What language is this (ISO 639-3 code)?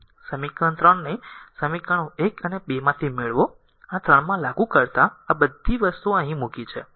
guj